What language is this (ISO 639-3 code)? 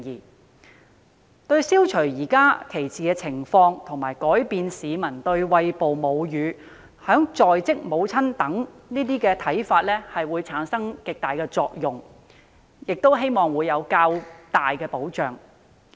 yue